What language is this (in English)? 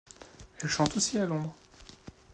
French